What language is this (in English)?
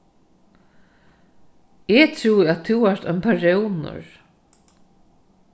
Faroese